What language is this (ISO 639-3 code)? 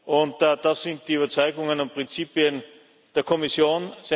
deu